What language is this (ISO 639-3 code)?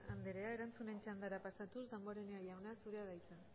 eus